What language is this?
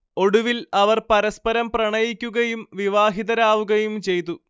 Malayalam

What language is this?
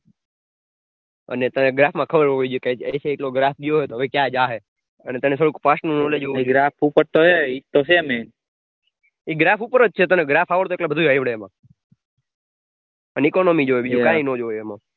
Gujarati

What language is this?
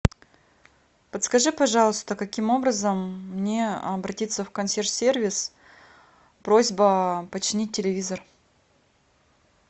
Russian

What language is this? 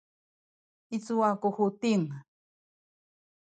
Sakizaya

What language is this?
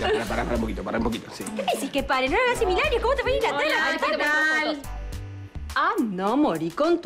Spanish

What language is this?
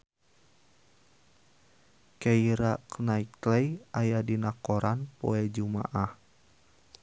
Sundanese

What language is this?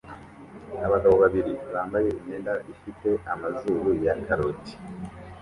Kinyarwanda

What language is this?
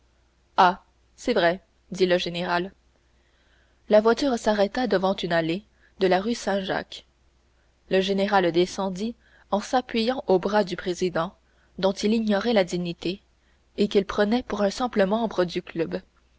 French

